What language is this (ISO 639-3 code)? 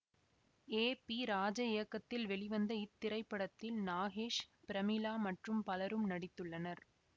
tam